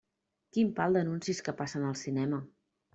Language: Catalan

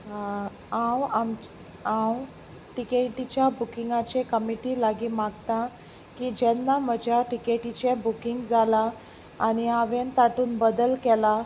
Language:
Konkani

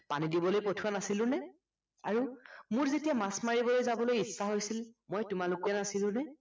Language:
Assamese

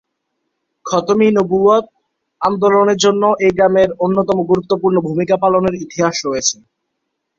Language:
Bangla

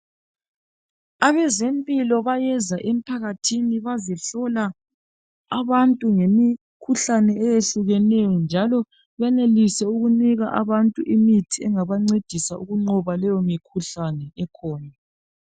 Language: North Ndebele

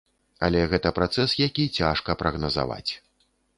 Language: Belarusian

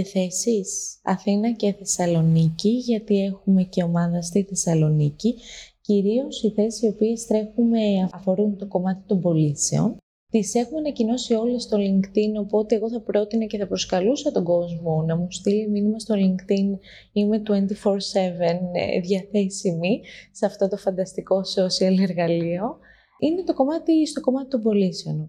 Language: Greek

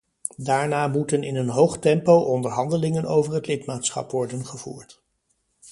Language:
Dutch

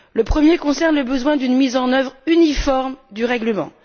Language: French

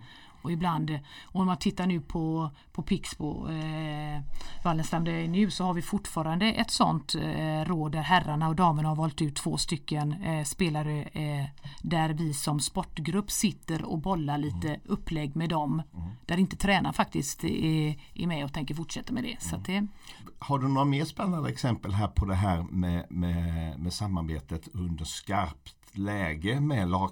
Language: Swedish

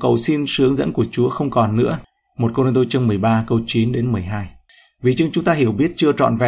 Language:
Vietnamese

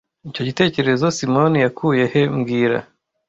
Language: Kinyarwanda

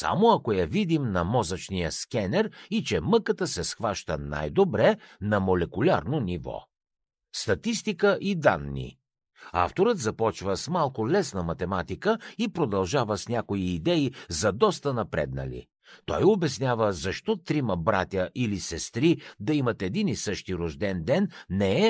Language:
Bulgarian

